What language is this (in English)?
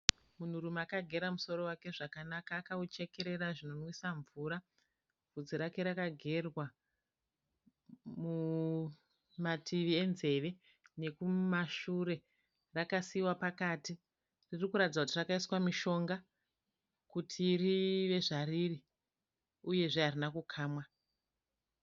Shona